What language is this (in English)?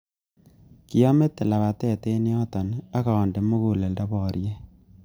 Kalenjin